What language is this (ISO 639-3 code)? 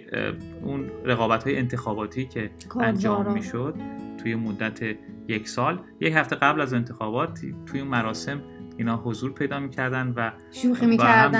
fas